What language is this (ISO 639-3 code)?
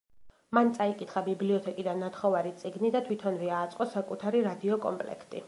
kat